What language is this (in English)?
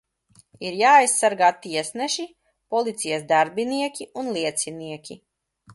Latvian